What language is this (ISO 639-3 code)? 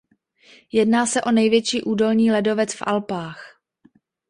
ces